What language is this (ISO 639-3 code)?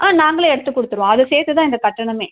tam